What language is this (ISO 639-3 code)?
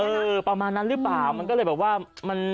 tha